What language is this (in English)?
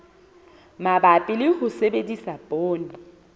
Southern Sotho